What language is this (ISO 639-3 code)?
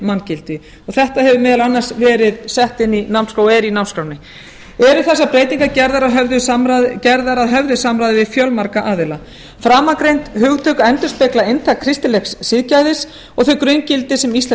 isl